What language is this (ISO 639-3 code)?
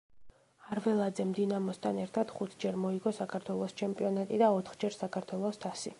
kat